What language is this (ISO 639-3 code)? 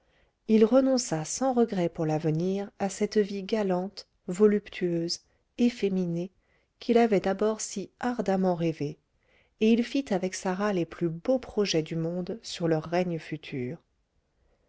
fra